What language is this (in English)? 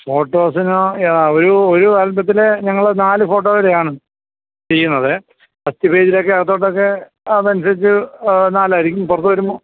Malayalam